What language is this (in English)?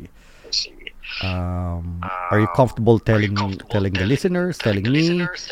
Filipino